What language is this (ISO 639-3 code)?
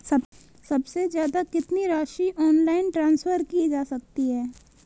hin